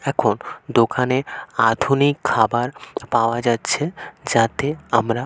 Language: Bangla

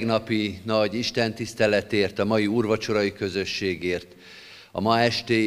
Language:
Hungarian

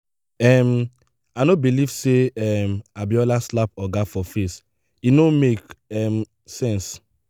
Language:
Nigerian Pidgin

